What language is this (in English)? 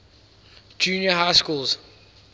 English